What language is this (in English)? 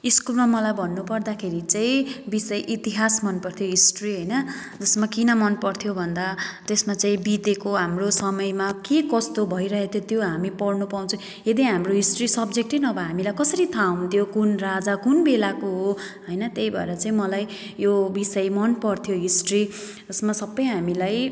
Nepali